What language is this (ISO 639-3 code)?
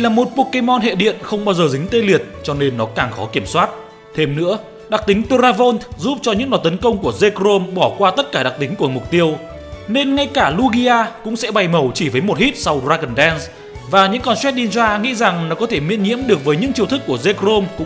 vie